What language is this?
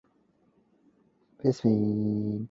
Cantonese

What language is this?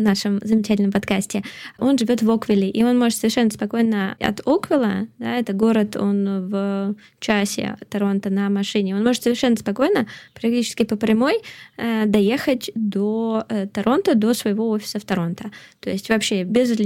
Russian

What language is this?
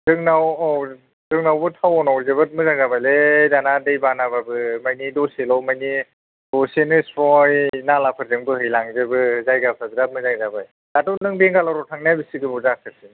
Bodo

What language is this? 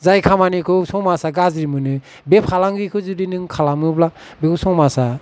Bodo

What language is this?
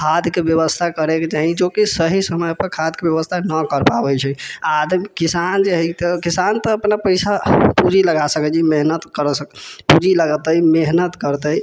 Maithili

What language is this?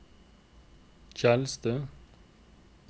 Norwegian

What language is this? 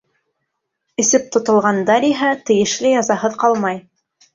Bashkir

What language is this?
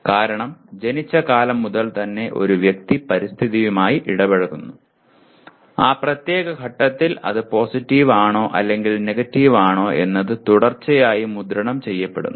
Malayalam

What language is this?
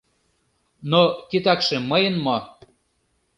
Mari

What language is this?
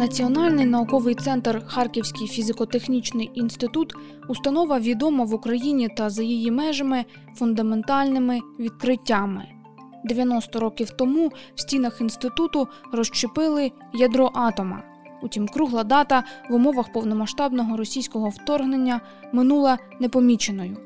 Ukrainian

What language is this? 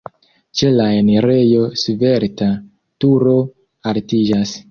Esperanto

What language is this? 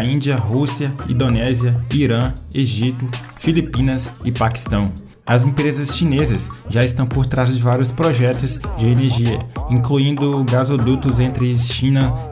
Portuguese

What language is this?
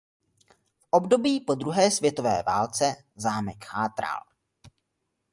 Czech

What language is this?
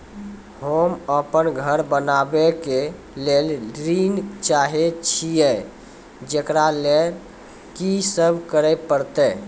Maithili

